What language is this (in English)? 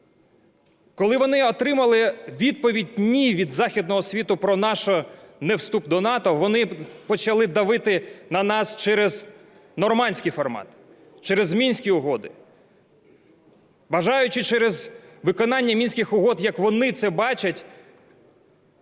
Ukrainian